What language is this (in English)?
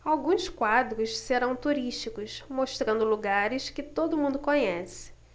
Portuguese